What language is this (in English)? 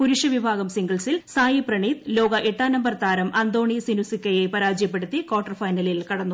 Malayalam